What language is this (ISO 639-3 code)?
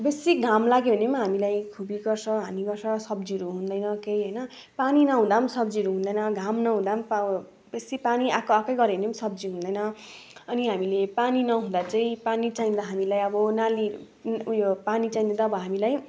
nep